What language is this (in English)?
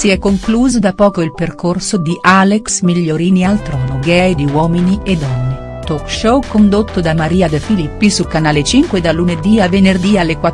Italian